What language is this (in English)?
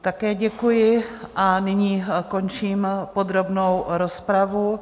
Czech